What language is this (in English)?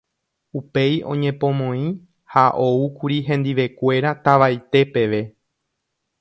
Guarani